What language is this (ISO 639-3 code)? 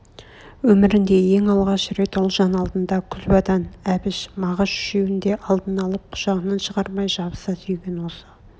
kaz